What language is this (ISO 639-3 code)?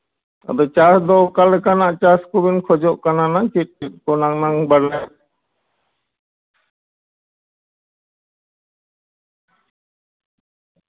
sat